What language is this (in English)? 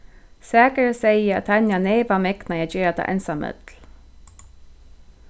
Faroese